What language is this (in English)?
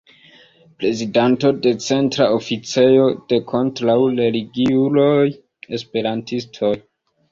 Esperanto